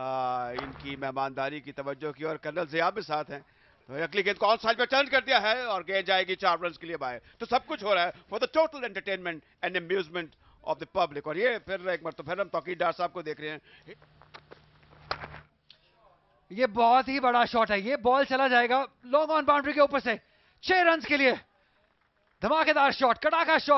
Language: Hindi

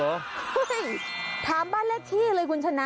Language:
Thai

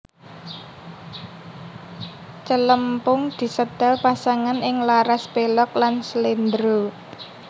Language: Javanese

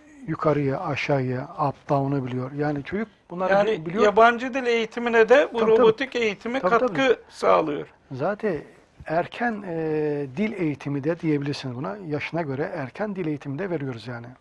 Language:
Turkish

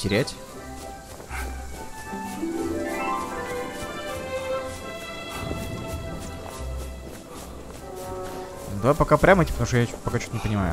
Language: Russian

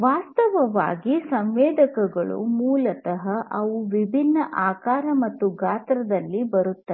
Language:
Kannada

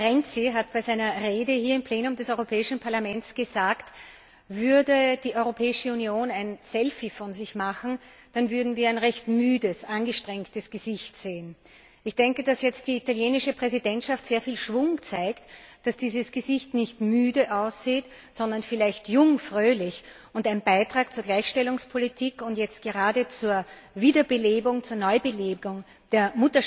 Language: German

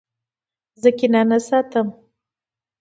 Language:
Pashto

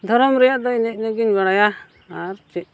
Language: Santali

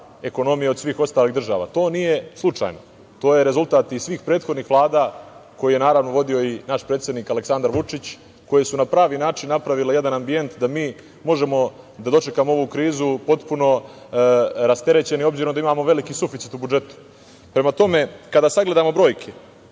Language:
Serbian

